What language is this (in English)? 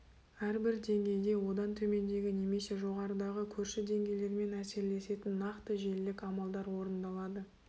Kazakh